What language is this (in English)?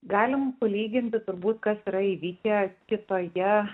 Lithuanian